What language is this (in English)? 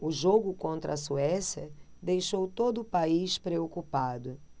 Portuguese